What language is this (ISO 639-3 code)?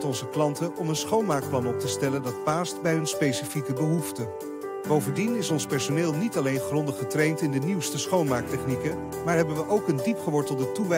nld